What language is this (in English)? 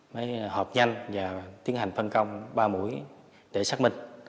Vietnamese